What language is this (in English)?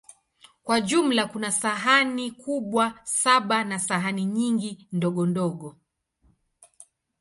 Swahili